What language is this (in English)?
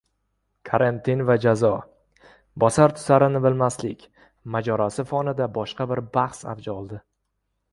Uzbek